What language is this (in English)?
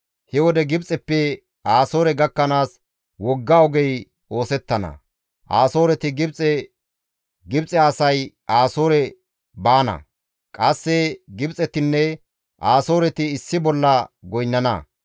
Gamo